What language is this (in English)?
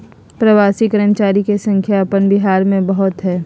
Magahi